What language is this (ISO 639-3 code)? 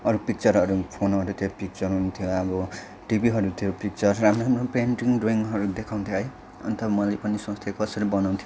nep